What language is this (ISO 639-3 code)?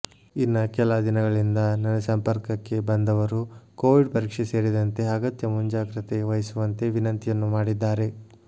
kan